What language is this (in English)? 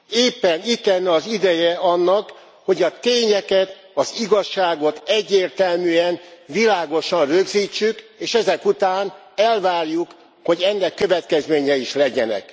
Hungarian